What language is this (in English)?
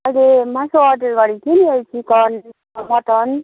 Nepali